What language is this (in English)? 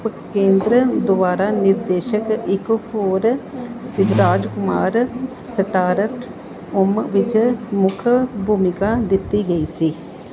Punjabi